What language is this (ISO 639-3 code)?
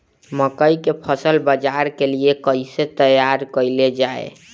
bho